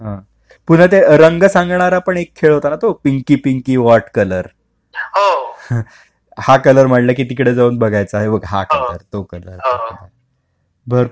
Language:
Marathi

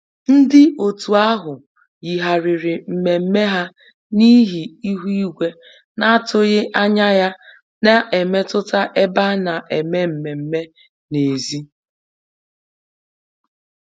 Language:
Igbo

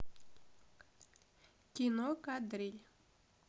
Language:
Russian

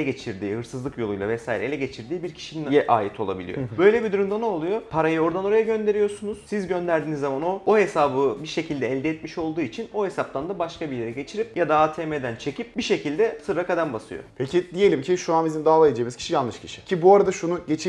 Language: Turkish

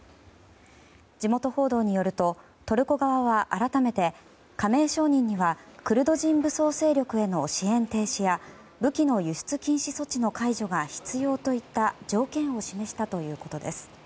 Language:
Japanese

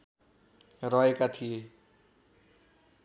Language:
Nepali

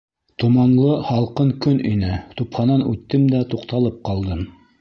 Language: Bashkir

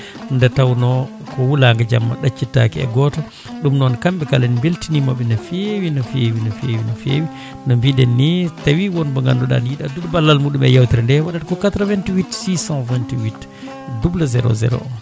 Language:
Fula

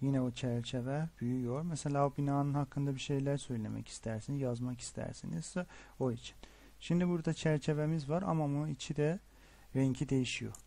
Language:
Turkish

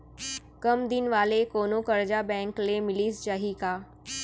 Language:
Chhattisgarhi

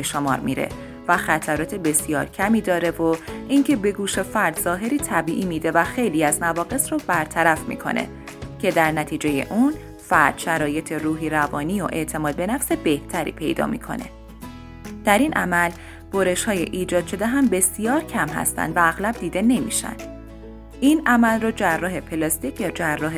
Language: Persian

